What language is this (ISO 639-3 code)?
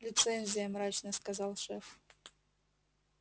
rus